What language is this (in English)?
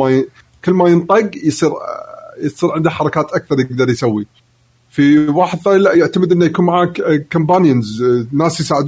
Arabic